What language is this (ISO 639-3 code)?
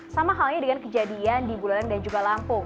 ind